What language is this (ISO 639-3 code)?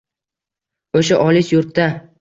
uzb